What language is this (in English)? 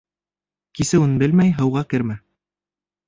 Bashkir